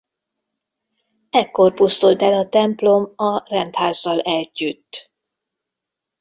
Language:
Hungarian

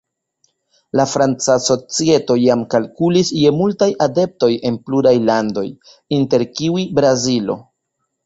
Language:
Esperanto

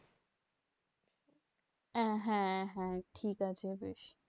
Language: Bangla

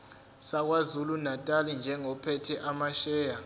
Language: Zulu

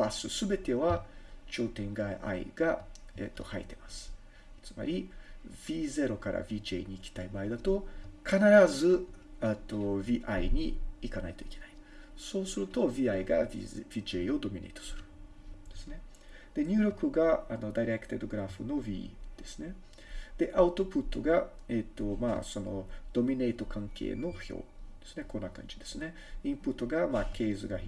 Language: Japanese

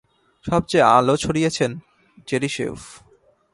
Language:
Bangla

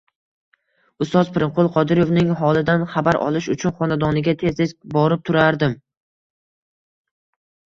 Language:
Uzbek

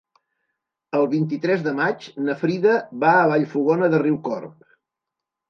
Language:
Catalan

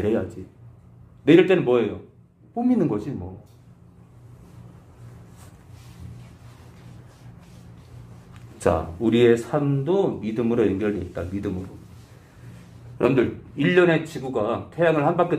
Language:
Korean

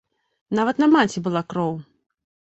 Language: Belarusian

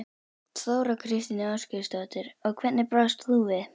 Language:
Icelandic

